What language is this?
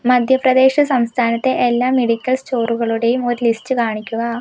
Malayalam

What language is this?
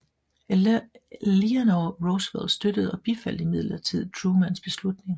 Danish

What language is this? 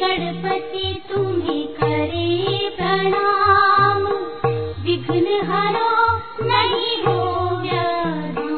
Hindi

